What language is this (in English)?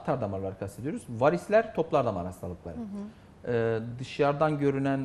Turkish